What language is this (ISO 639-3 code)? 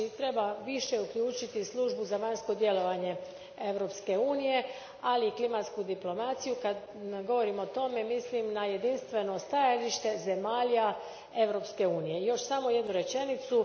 hrv